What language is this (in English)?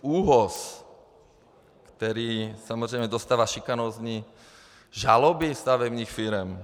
Czech